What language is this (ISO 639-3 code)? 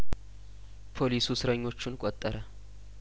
amh